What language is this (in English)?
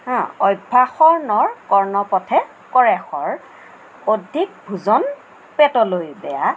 Assamese